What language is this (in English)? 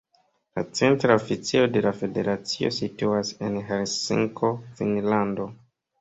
Esperanto